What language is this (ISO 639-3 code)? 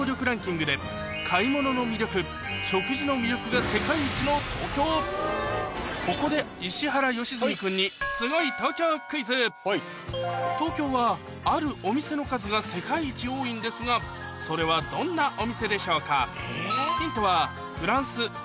jpn